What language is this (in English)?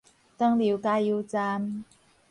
Min Nan Chinese